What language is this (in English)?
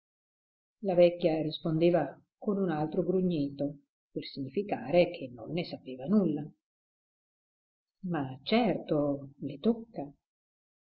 Italian